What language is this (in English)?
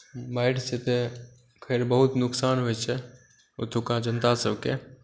Maithili